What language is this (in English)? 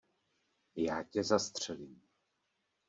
Czech